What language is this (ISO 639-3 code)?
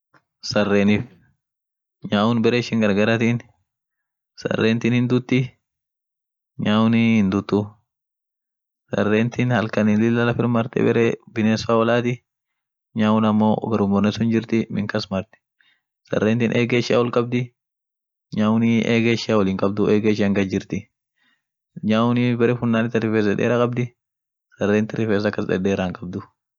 orc